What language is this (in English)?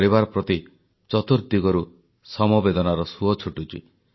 Odia